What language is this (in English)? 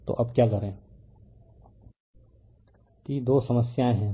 Hindi